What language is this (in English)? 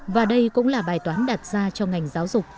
Vietnamese